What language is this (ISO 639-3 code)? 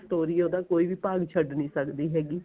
pan